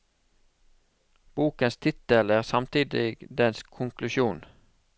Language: Norwegian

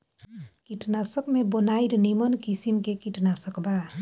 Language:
Bhojpuri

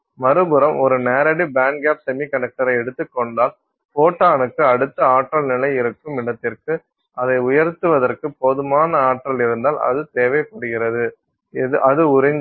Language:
Tamil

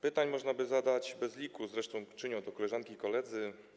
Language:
Polish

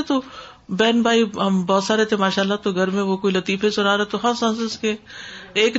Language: Urdu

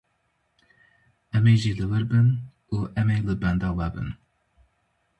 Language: Kurdish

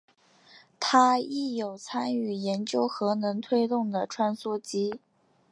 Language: Chinese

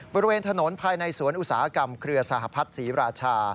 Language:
Thai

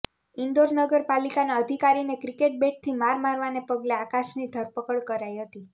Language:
Gujarati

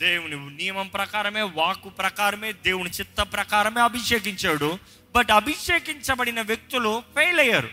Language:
Telugu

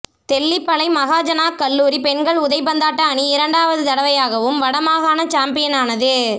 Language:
Tamil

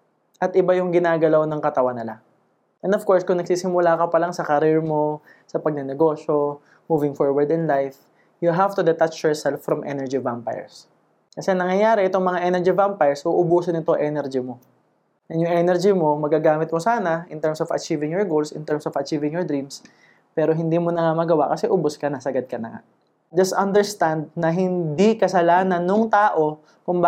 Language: Filipino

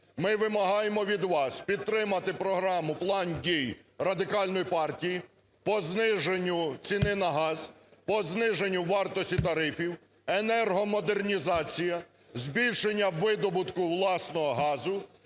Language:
Ukrainian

